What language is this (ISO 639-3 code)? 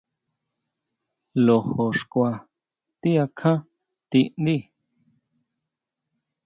mau